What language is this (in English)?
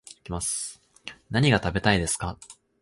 Japanese